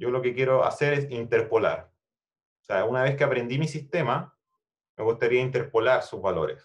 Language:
Spanish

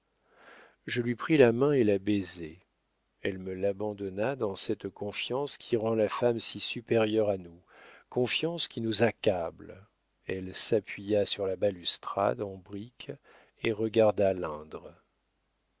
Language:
French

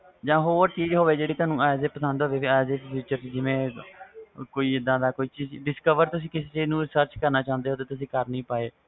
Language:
Punjabi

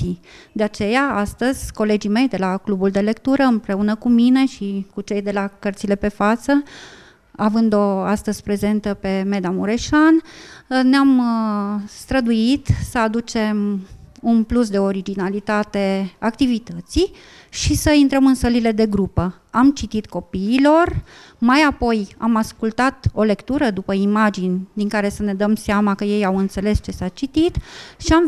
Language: Romanian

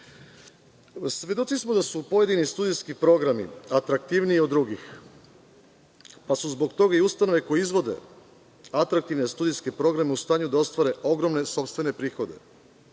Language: Serbian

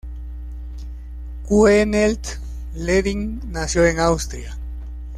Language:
Spanish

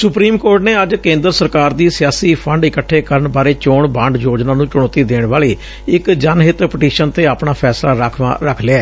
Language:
Punjabi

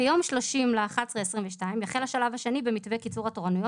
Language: Hebrew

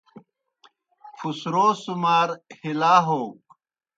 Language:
Kohistani Shina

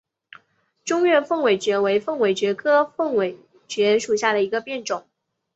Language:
Chinese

